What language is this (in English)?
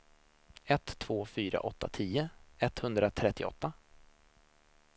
Swedish